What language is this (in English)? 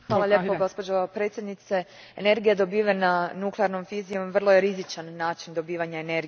Croatian